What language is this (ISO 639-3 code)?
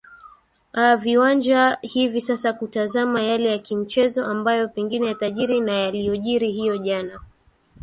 swa